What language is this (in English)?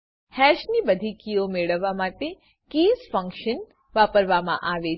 Gujarati